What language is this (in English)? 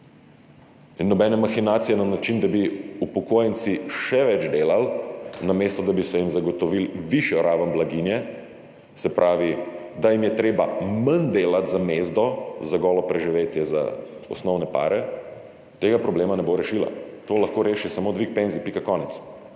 Slovenian